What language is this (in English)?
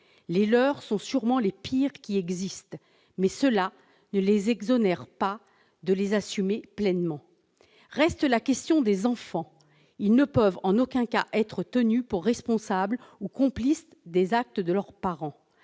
French